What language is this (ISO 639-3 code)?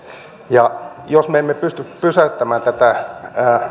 fin